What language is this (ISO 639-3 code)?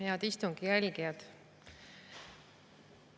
est